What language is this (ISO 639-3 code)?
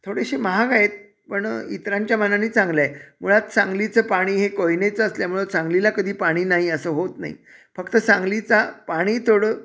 mar